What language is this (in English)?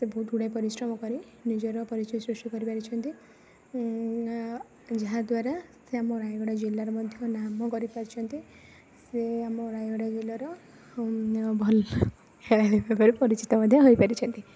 Odia